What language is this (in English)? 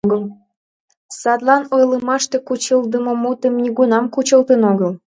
Mari